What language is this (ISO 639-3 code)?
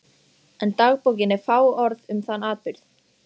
isl